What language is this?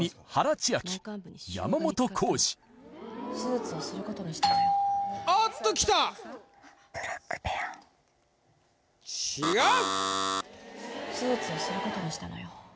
Japanese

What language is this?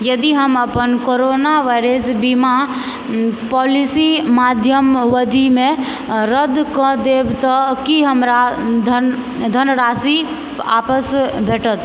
Maithili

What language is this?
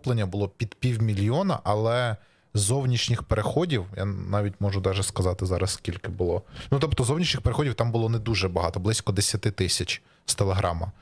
Ukrainian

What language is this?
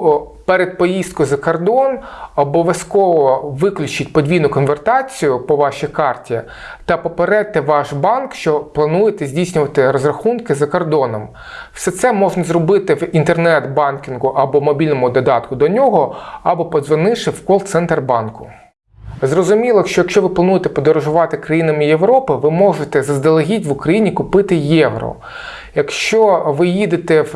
Ukrainian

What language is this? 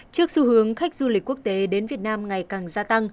Vietnamese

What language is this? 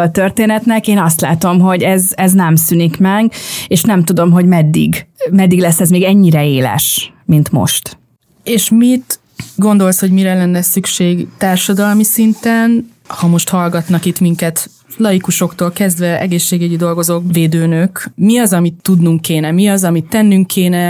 Hungarian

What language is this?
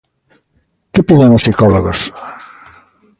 Galician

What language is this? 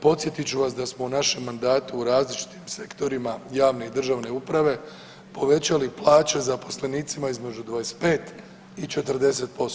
Croatian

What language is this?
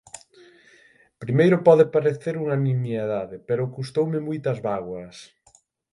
Galician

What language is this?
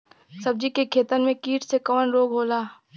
Bhojpuri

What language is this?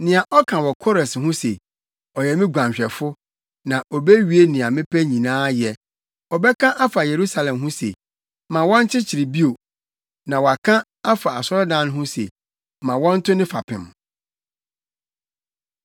Akan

